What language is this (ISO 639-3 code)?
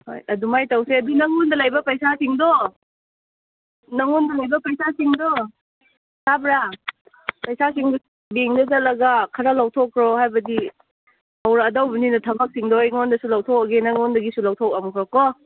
mni